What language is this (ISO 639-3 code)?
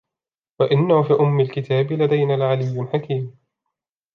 ara